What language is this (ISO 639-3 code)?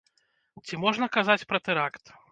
bel